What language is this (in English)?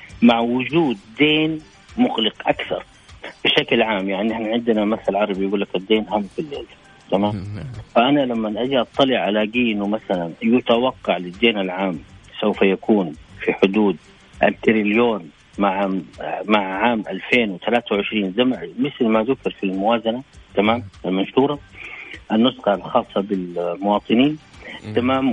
Arabic